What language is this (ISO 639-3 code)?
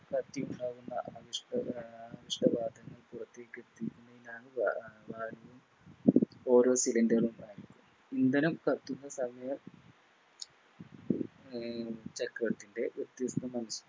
mal